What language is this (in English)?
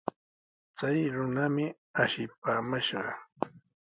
Sihuas Ancash Quechua